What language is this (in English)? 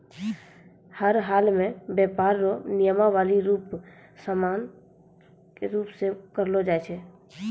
Maithili